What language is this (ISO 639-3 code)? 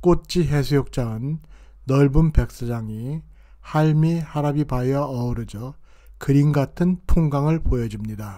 kor